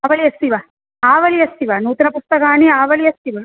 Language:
Sanskrit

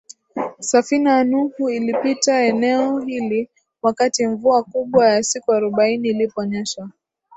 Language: Swahili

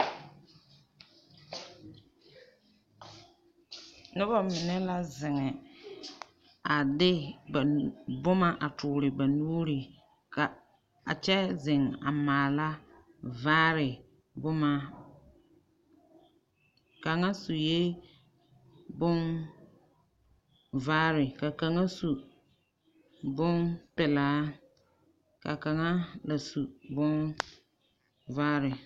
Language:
Southern Dagaare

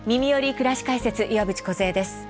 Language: Japanese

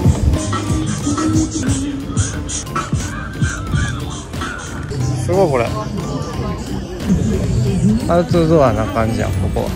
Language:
Japanese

